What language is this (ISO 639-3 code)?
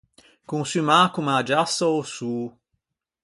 lij